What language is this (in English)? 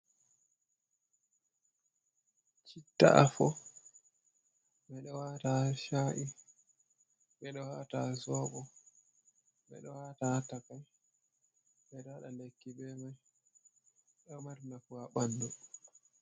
Fula